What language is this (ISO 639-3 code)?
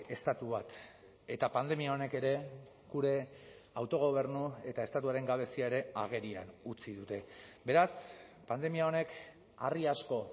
eus